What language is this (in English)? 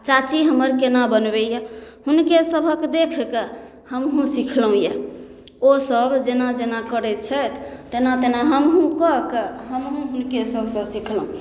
Maithili